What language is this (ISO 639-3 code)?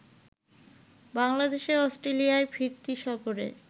ben